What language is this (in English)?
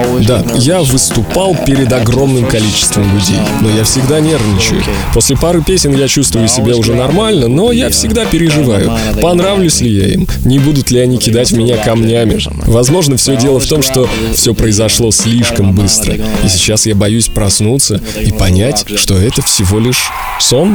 Russian